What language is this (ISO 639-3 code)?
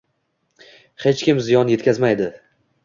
uzb